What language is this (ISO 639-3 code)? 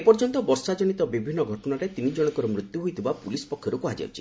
ori